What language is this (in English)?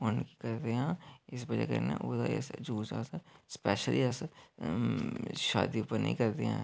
Dogri